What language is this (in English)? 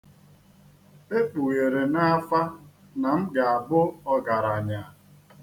Igbo